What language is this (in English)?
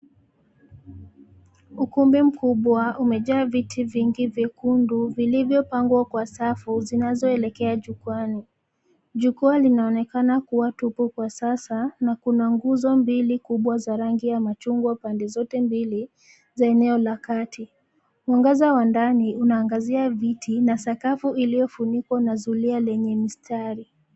Swahili